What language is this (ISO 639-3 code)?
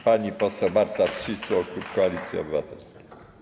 pol